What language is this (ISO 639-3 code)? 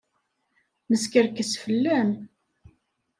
kab